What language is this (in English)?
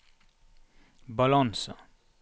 Norwegian